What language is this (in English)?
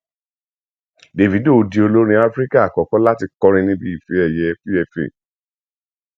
Yoruba